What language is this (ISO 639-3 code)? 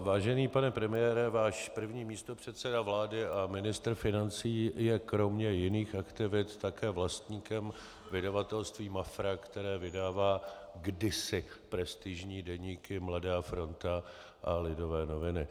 ces